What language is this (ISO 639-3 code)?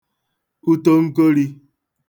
ibo